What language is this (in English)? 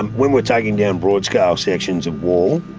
English